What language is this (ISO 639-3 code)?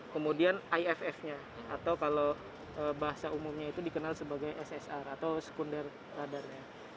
ind